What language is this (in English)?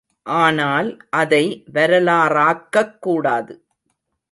Tamil